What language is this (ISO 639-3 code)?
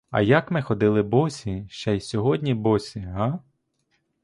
ukr